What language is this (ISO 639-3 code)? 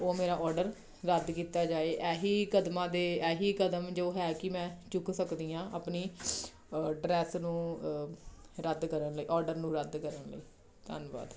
pan